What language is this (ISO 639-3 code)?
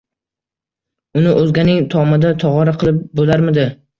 uzb